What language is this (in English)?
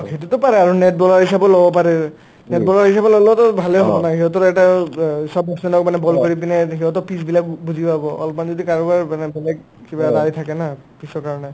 Assamese